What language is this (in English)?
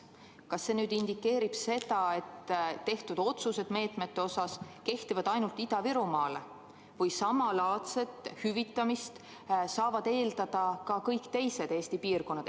Estonian